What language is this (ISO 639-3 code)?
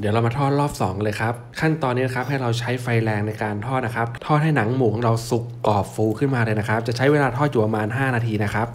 tha